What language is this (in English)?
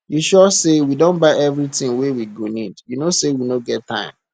Nigerian Pidgin